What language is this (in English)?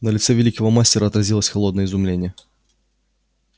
Russian